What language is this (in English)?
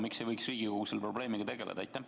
Estonian